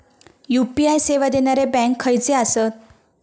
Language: Marathi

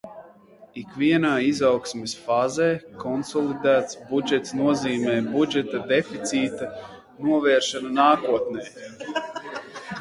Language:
Latvian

